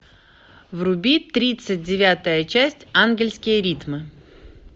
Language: Russian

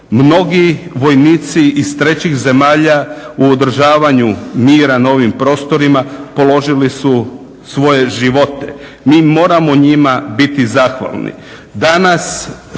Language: Croatian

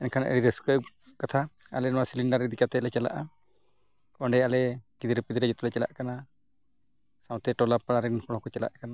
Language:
Santali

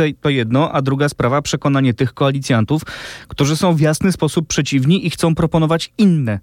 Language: Polish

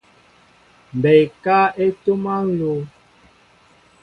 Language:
Mbo (Cameroon)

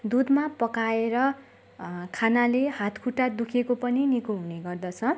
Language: Nepali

